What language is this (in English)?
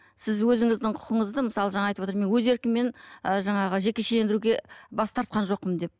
Kazakh